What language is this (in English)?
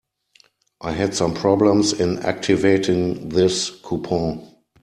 English